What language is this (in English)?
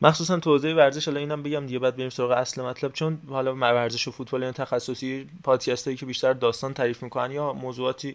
Persian